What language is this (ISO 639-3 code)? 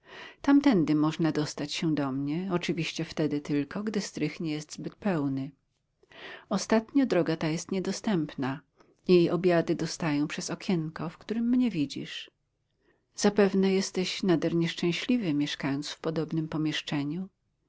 pol